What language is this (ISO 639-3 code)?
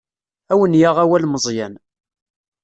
kab